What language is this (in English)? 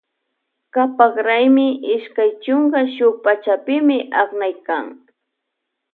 Loja Highland Quichua